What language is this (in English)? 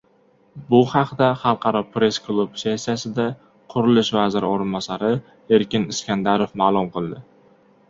Uzbek